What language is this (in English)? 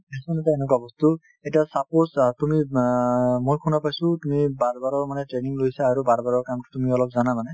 Assamese